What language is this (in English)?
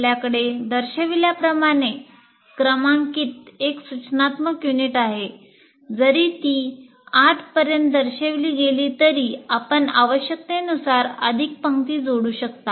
Marathi